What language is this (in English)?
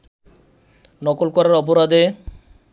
Bangla